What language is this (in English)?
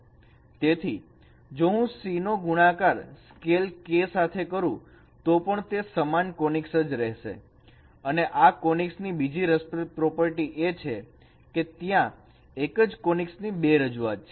Gujarati